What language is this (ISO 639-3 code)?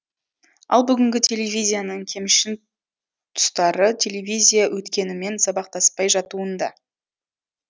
kaz